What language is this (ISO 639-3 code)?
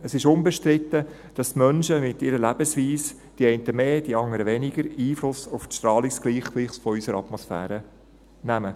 gsw